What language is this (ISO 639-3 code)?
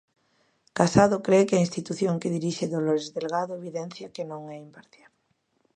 glg